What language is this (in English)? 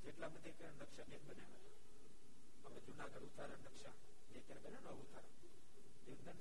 Gujarati